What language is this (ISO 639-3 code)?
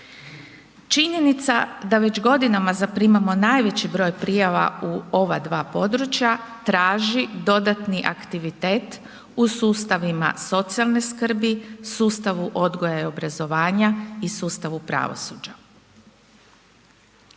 hrv